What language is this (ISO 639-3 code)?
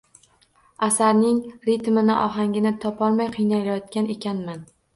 uzb